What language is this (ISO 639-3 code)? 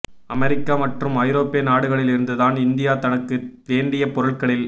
tam